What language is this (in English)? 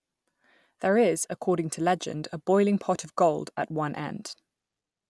English